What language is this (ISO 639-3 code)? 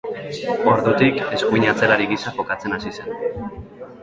eus